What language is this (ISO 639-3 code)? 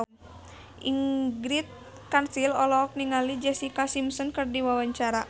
sun